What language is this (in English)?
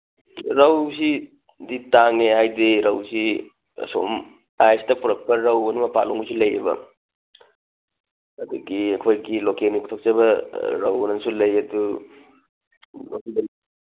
Manipuri